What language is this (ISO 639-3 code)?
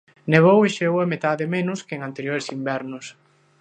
glg